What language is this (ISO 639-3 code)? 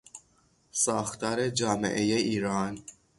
fas